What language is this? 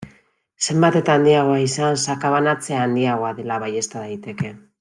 Basque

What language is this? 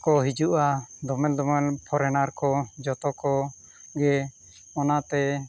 Santali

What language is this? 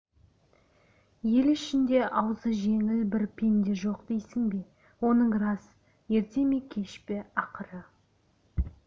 Kazakh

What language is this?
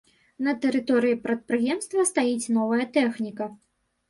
Belarusian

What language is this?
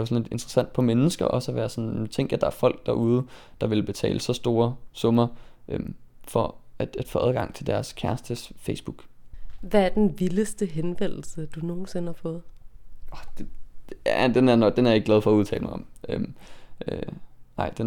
Danish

